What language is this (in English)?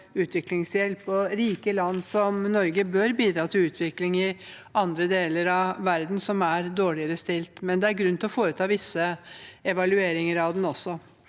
Norwegian